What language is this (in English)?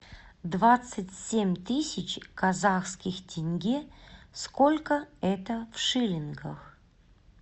Russian